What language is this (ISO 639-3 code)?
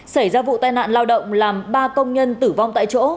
vie